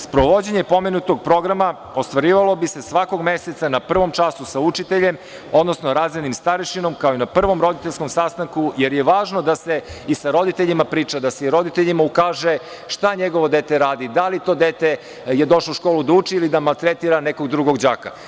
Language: Serbian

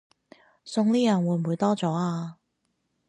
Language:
Cantonese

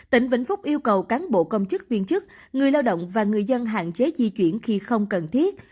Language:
Vietnamese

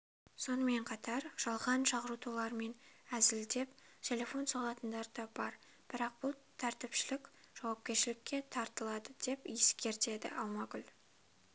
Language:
Kazakh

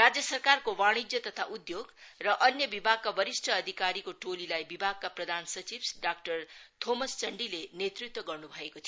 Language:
Nepali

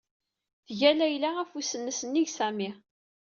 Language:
Kabyle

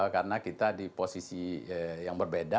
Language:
Indonesian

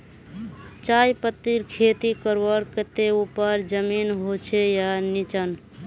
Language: Magahi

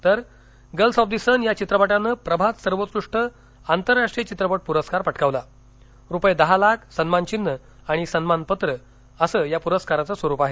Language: Marathi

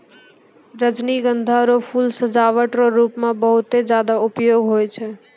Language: Maithili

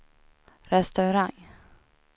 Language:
Swedish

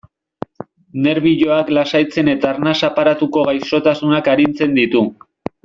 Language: Basque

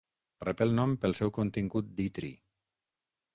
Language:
Catalan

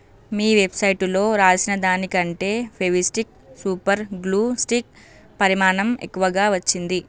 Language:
Telugu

